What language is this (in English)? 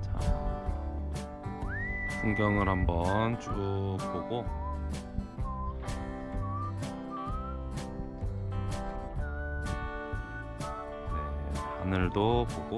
Korean